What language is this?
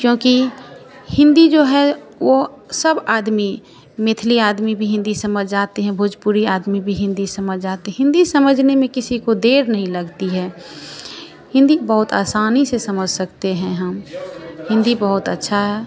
Hindi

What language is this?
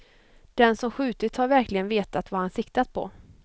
Swedish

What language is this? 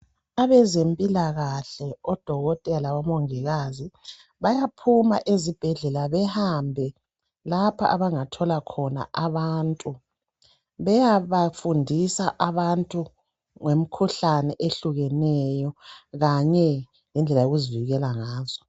North Ndebele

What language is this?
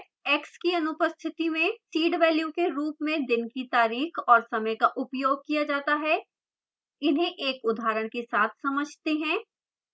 Hindi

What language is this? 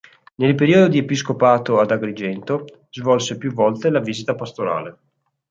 Italian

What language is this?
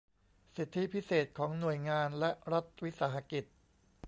Thai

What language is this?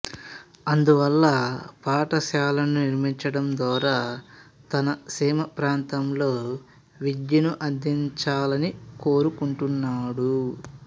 Telugu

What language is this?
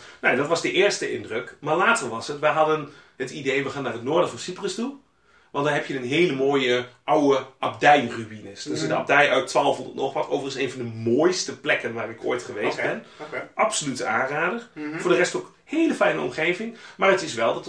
Dutch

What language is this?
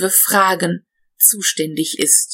German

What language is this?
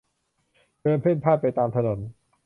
Thai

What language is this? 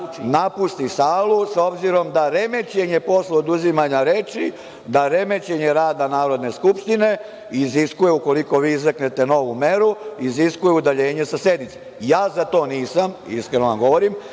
Serbian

